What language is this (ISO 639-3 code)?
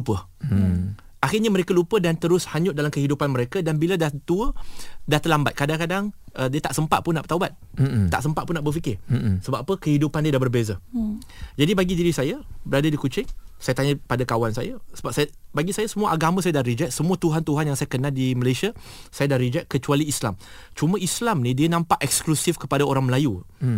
msa